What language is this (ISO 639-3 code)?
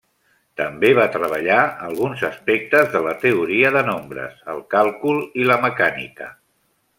cat